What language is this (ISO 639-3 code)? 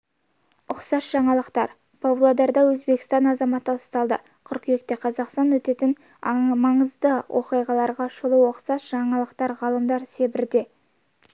kaz